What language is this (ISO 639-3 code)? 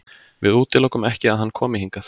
isl